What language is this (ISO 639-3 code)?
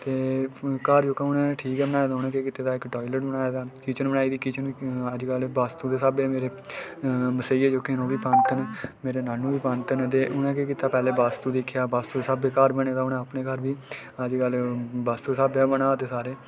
doi